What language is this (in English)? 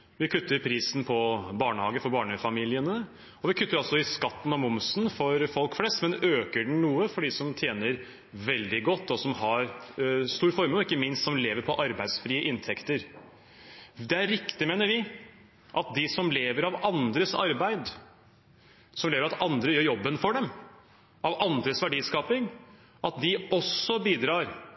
Norwegian Bokmål